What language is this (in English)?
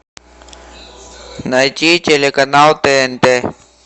Russian